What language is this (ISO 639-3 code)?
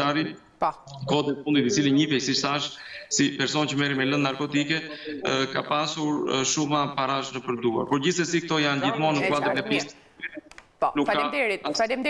ron